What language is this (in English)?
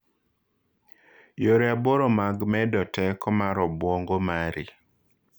Luo (Kenya and Tanzania)